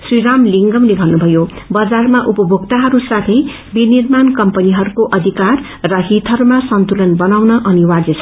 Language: Nepali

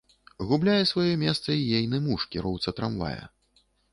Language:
Belarusian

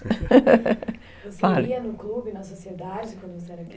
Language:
Portuguese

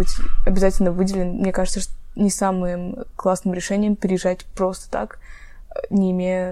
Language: Russian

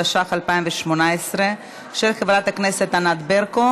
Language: Hebrew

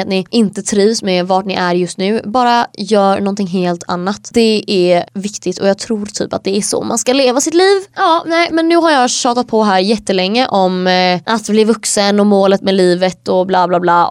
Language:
Swedish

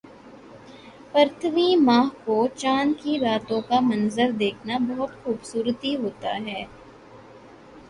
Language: Urdu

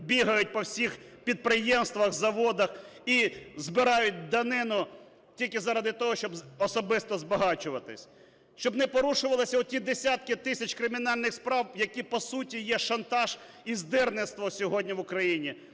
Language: Ukrainian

